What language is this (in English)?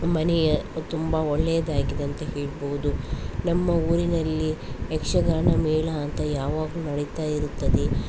Kannada